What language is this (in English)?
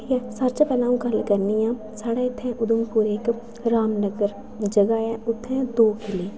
Dogri